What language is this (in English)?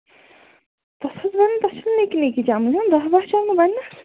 Kashmiri